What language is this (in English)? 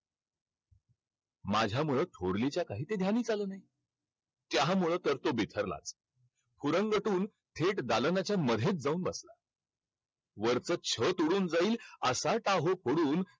Marathi